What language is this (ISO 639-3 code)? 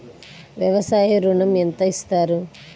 tel